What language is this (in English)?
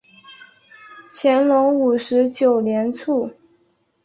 Chinese